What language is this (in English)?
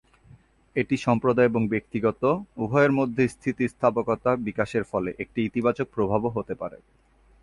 Bangla